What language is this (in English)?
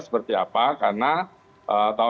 Indonesian